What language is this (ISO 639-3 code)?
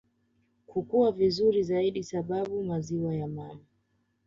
swa